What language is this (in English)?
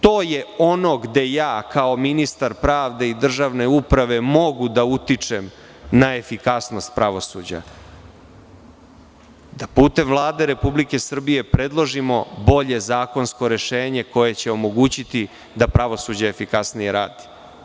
Serbian